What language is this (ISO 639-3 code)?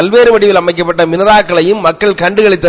tam